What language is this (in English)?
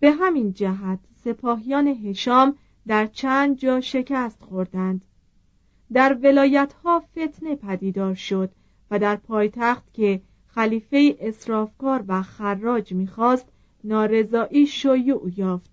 Persian